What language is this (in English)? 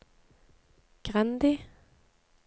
Norwegian